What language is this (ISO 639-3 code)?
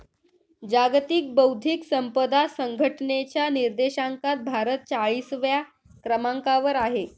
mar